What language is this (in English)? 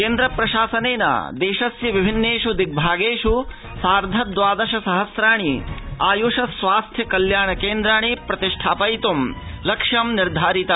Sanskrit